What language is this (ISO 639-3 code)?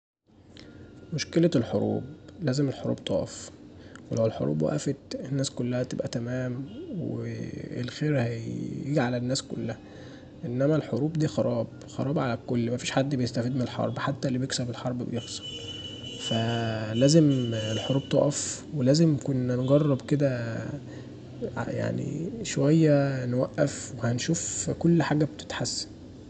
arz